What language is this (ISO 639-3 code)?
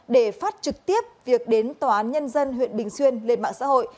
vie